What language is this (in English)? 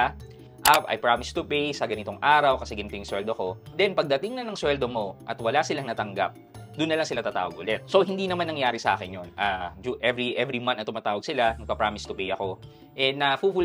Filipino